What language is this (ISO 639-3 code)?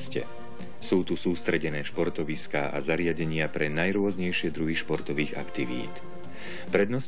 ces